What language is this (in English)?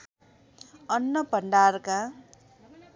Nepali